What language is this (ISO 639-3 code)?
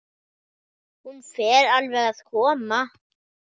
isl